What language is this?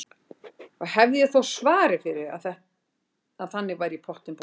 Icelandic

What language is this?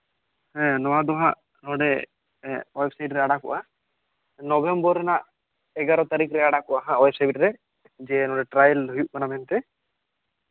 Santali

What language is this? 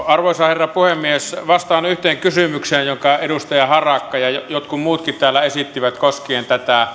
Finnish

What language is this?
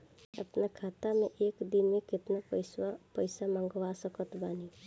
Bhojpuri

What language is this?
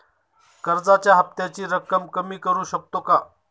Marathi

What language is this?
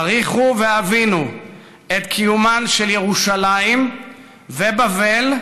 Hebrew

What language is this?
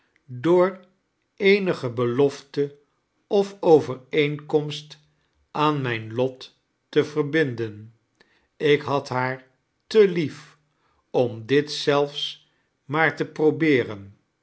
Dutch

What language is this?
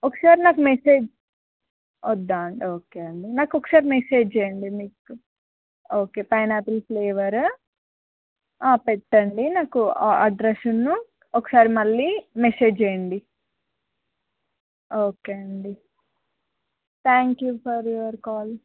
Telugu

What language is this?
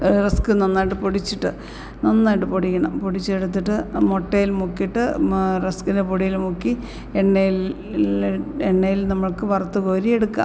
Malayalam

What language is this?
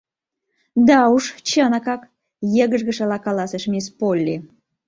Mari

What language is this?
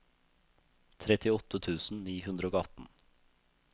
Norwegian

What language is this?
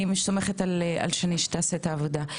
Hebrew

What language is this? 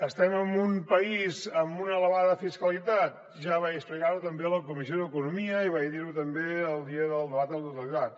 Catalan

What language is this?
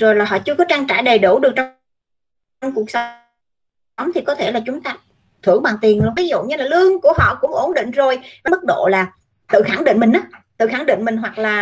Vietnamese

